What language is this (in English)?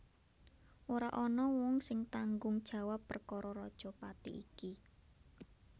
Javanese